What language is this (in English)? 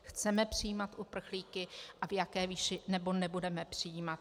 Czech